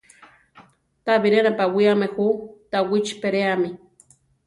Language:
Central Tarahumara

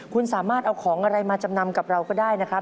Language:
Thai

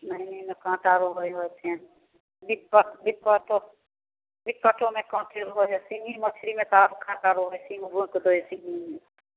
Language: Maithili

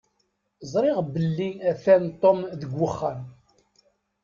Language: Kabyle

